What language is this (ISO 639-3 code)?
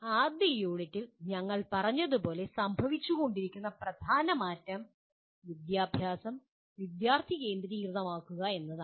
mal